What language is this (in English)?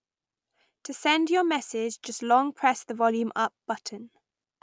English